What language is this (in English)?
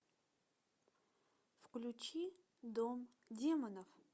Russian